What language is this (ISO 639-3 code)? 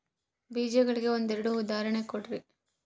kan